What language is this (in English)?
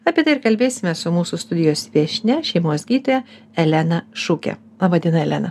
Lithuanian